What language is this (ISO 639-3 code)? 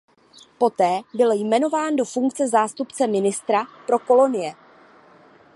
ces